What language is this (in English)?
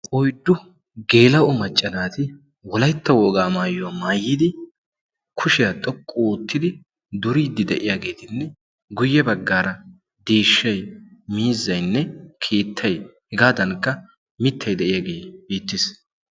Wolaytta